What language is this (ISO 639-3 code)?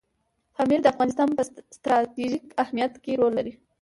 pus